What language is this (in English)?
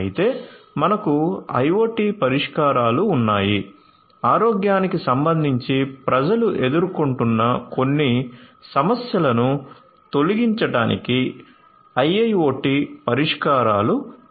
Telugu